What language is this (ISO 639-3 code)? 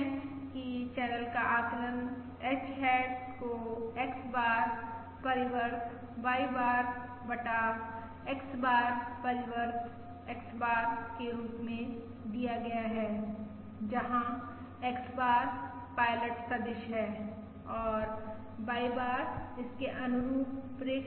hin